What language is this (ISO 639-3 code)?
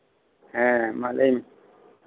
sat